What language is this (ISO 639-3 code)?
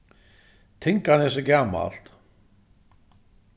fao